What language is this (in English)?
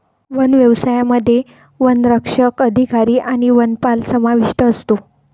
Marathi